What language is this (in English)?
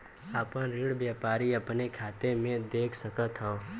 Bhojpuri